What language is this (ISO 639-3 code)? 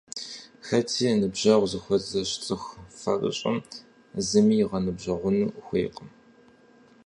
kbd